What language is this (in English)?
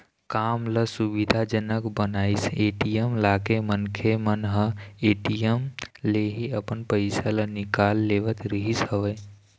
Chhattisgarhi